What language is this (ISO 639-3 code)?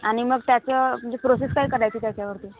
mar